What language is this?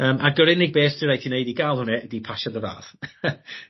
Welsh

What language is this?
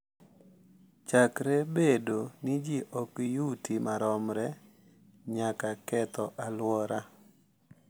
Luo (Kenya and Tanzania)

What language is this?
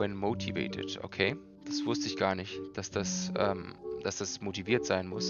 German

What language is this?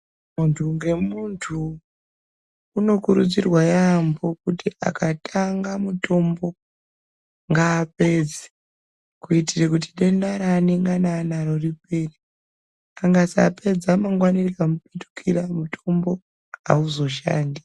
Ndau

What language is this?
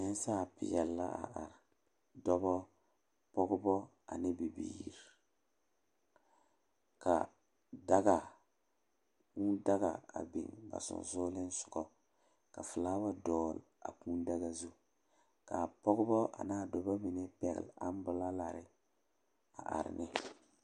Southern Dagaare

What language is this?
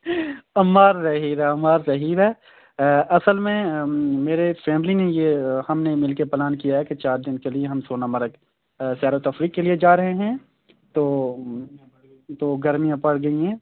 Urdu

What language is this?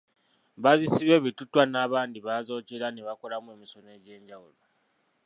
Ganda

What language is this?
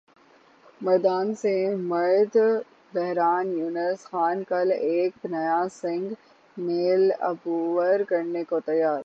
Urdu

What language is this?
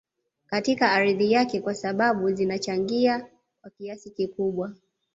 Swahili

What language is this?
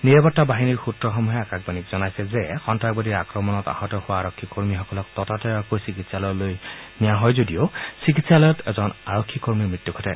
Assamese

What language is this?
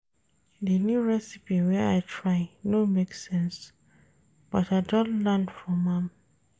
Nigerian Pidgin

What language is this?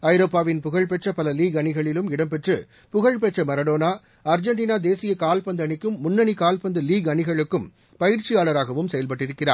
Tamil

